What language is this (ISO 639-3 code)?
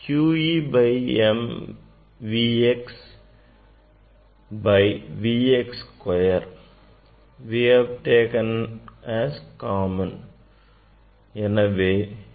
tam